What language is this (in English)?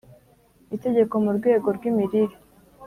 Kinyarwanda